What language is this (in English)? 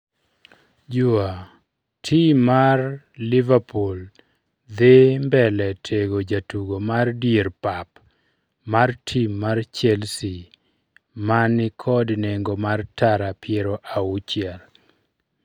Luo (Kenya and Tanzania)